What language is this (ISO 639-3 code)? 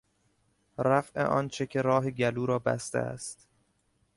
fas